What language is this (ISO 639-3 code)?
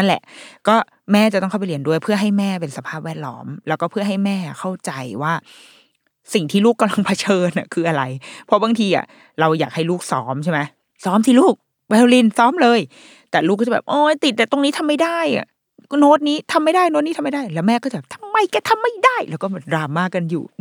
tha